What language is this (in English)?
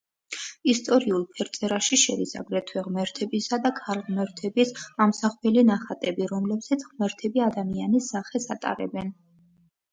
Georgian